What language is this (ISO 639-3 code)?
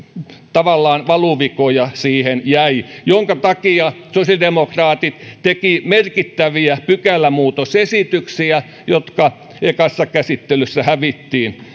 fin